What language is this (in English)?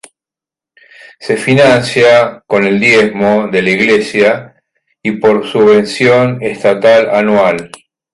Spanish